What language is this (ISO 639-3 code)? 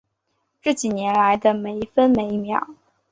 zho